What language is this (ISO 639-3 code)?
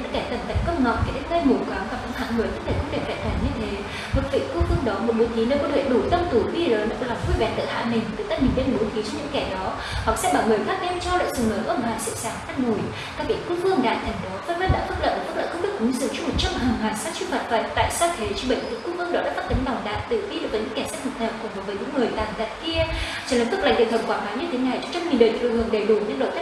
vie